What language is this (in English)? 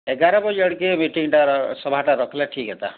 Odia